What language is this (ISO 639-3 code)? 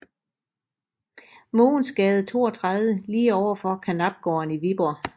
dan